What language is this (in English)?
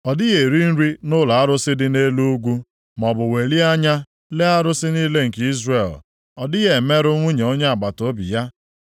Igbo